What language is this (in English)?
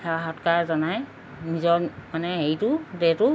Assamese